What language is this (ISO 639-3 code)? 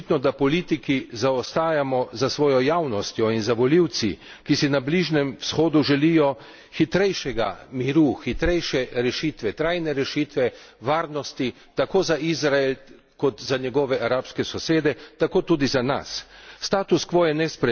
slv